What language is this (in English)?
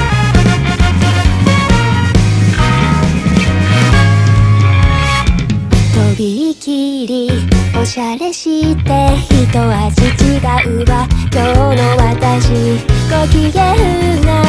Japanese